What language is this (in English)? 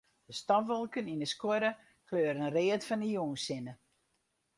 Western Frisian